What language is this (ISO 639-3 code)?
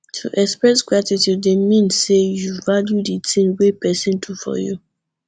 pcm